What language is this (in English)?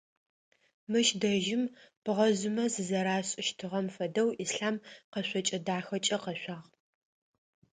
Adyghe